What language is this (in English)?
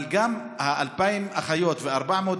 Hebrew